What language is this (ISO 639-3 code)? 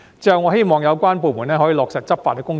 yue